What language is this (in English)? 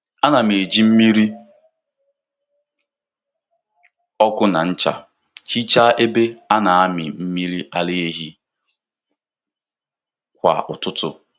Igbo